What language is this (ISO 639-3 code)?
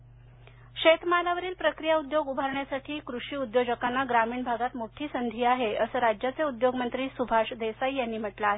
mar